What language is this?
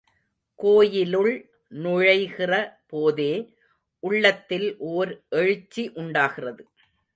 Tamil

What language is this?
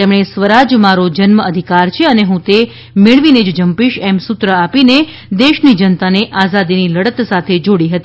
Gujarati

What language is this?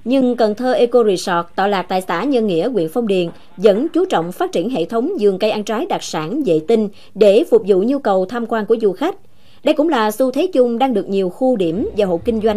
Vietnamese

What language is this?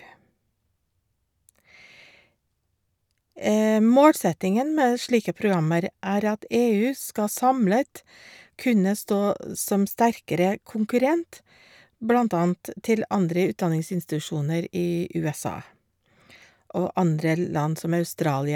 Norwegian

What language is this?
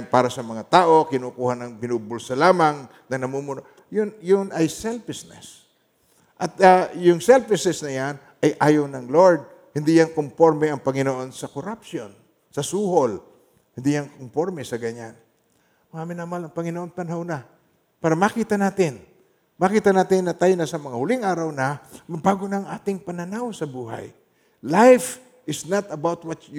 Filipino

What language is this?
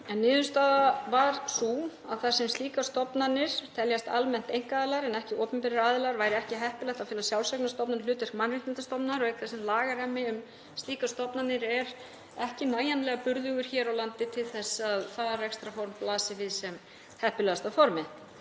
Icelandic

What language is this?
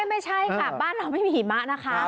Thai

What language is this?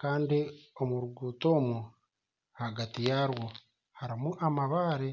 Nyankole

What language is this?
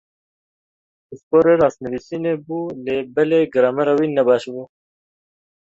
Kurdish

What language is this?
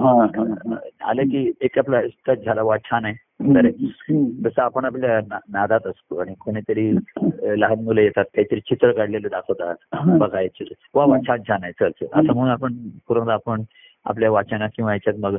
Marathi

